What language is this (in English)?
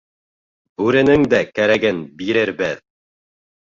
Bashkir